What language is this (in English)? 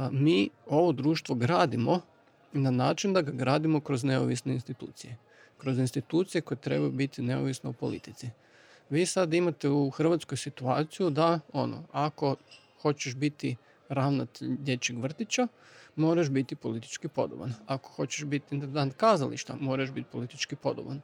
Croatian